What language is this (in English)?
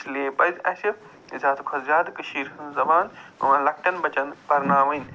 Kashmiri